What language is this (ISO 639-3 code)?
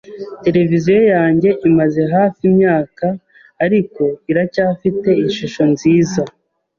kin